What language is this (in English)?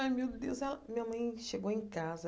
Portuguese